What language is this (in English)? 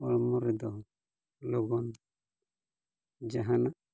Santali